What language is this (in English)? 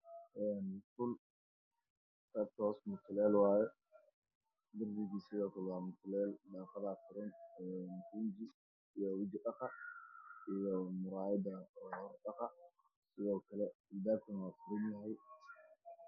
Somali